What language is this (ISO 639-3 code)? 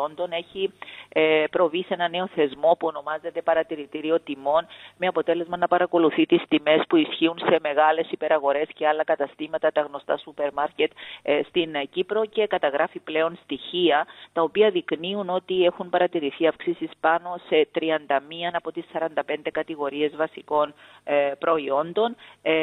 ell